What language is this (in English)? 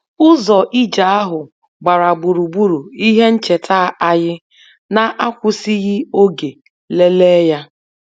Igbo